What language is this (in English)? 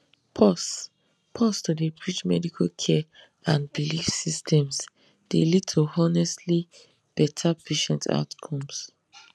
Nigerian Pidgin